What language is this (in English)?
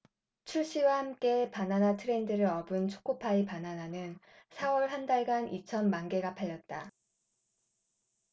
Korean